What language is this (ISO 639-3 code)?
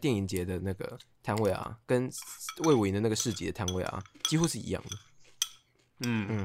zho